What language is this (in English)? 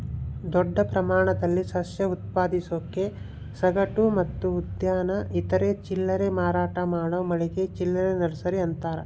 Kannada